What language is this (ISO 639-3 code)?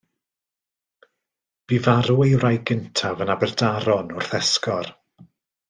cym